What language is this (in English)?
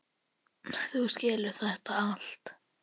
Icelandic